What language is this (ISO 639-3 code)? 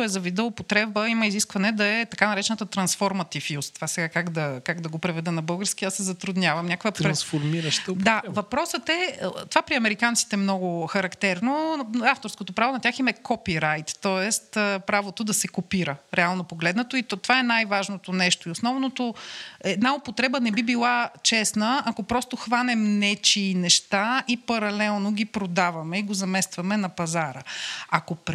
bul